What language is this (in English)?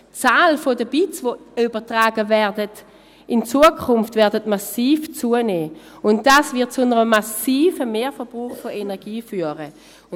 Swiss German